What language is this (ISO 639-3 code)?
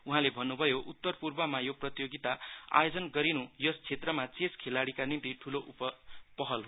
nep